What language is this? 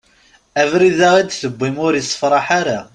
Kabyle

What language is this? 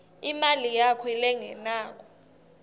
Swati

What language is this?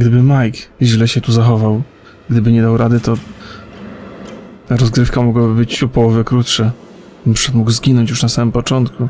Polish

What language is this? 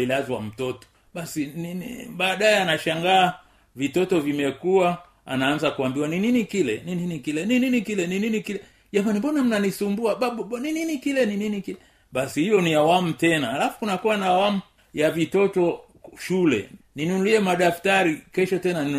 Swahili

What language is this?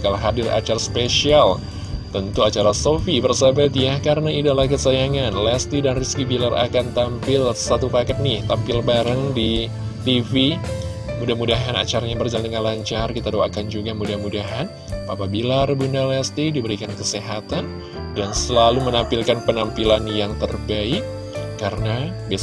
Indonesian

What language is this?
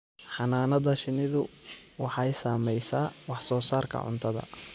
Somali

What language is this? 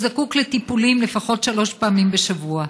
Hebrew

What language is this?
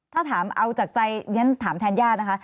Thai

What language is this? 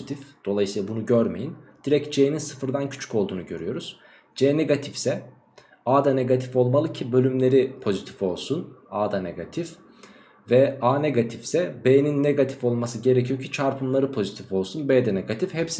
Turkish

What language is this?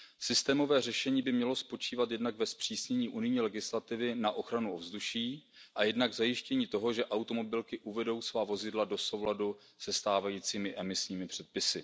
Czech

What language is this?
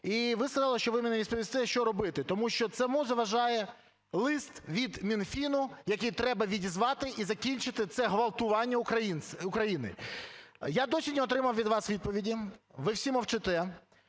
Ukrainian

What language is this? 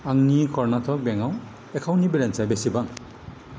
Bodo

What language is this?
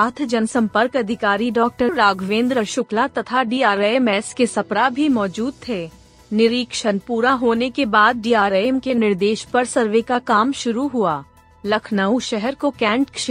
Hindi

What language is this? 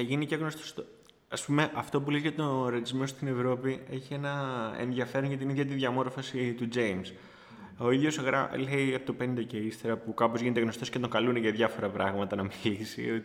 Greek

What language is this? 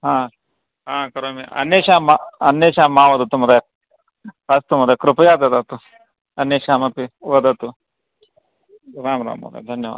Sanskrit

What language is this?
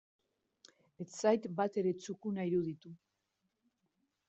Basque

